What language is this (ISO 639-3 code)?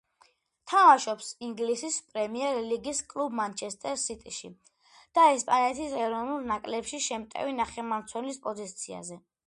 kat